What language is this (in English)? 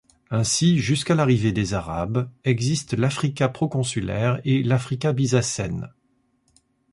French